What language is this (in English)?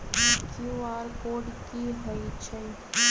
Magahi